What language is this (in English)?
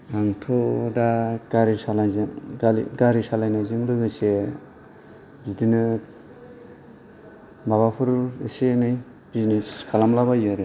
Bodo